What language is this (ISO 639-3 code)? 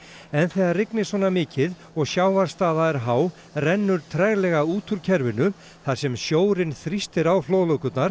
isl